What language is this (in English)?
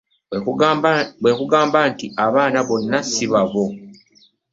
Ganda